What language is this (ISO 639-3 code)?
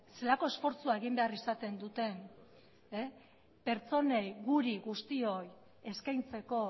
eus